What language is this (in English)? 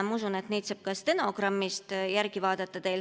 Estonian